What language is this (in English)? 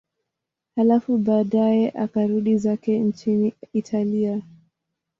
Swahili